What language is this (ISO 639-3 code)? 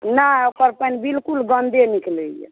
mai